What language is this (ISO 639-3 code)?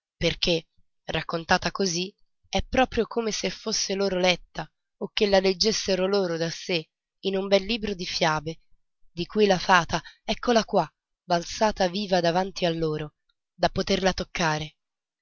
ita